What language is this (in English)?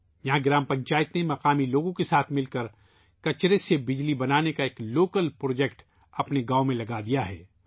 Urdu